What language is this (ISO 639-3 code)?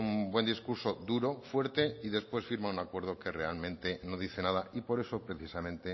spa